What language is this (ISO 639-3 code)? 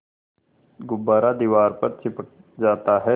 hin